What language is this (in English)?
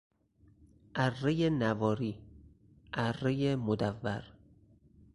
Persian